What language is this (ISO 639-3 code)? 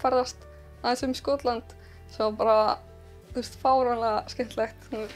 nld